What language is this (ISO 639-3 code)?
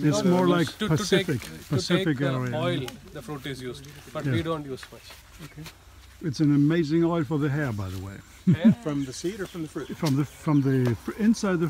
eng